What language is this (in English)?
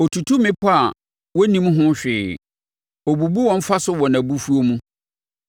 Akan